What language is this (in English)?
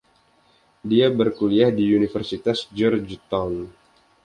Indonesian